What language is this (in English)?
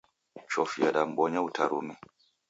Taita